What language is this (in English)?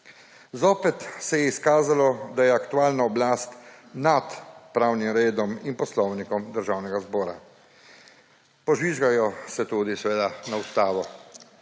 Slovenian